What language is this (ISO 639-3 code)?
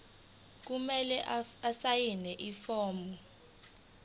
zul